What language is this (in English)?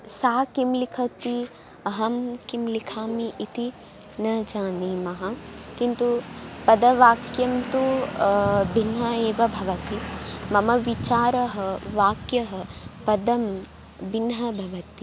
Sanskrit